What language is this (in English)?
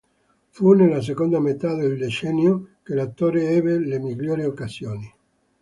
Italian